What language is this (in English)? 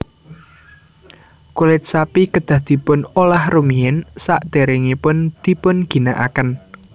Javanese